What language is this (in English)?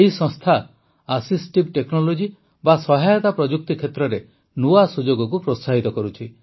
Odia